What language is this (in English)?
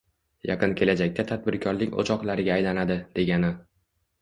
Uzbek